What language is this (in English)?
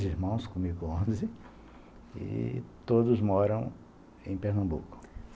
Portuguese